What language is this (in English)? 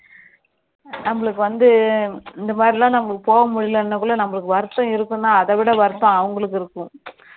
Tamil